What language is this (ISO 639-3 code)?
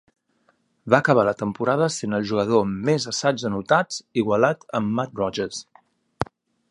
cat